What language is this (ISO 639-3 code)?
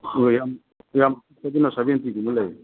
mni